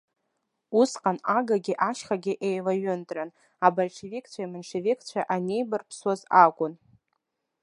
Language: Abkhazian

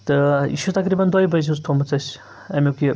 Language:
Kashmiri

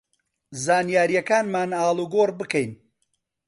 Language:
Central Kurdish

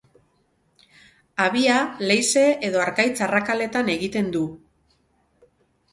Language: Basque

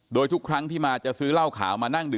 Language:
Thai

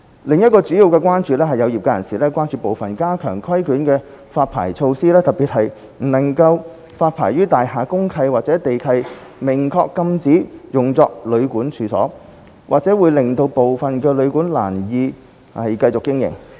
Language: Cantonese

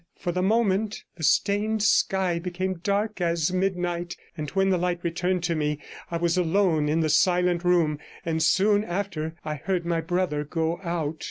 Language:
English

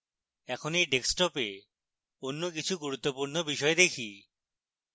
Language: Bangla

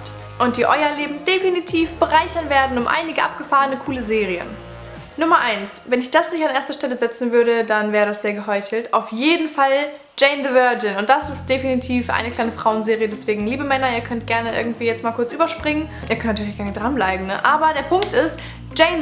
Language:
German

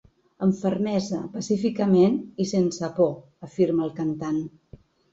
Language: Catalan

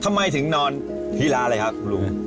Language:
Thai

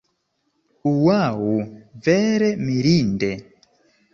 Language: Esperanto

